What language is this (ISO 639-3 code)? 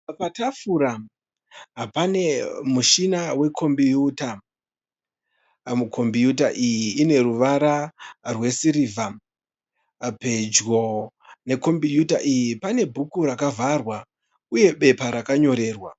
sna